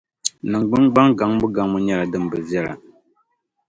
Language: Dagbani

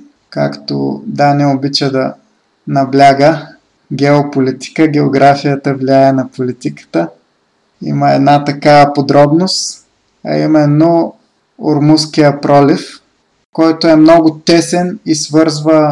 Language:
Bulgarian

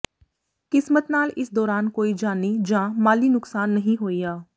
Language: Punjabi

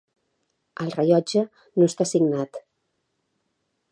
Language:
Catalan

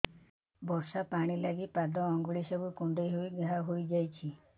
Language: Odia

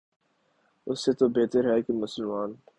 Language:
Urdu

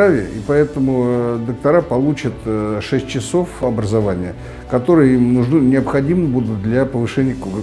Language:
Russian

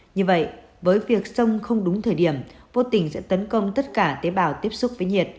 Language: Vietnamese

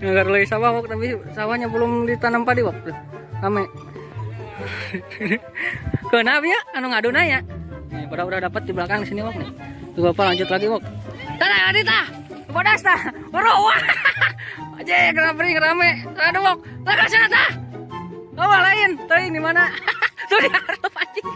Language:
Indonesian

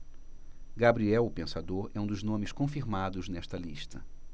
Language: Portuguese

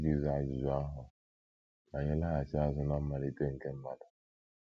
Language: Igbo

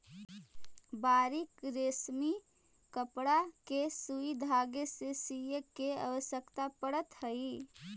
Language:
Magahi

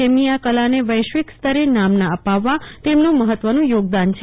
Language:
Gujarati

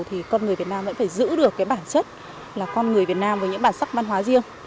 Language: Vietnamese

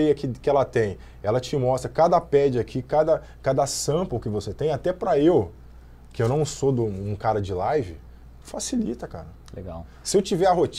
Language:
Portuguese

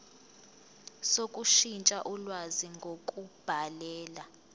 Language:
Zulu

